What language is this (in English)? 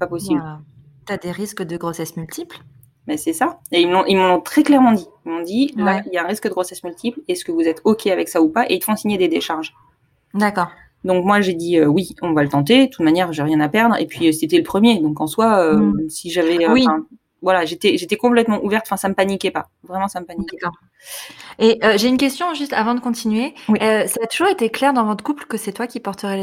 French